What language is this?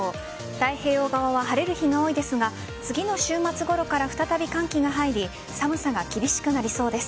Japanese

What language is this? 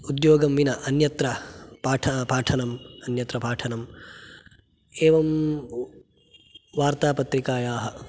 Sanskrit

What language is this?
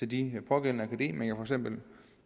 Danish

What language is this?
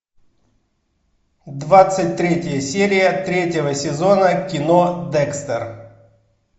Russian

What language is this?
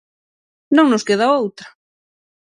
Galician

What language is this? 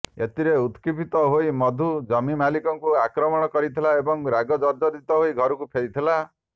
Odia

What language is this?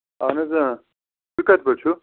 Kashmiri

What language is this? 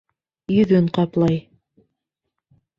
Bashkir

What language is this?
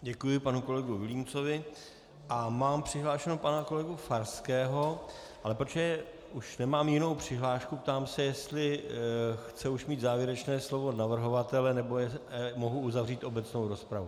Czech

